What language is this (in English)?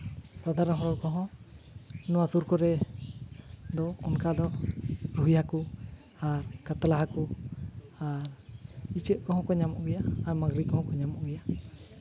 Santali